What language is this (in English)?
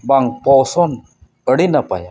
Santali